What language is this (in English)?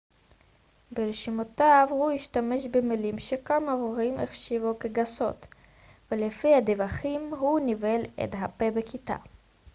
Hebrew